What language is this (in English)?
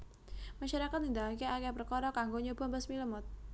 Javanese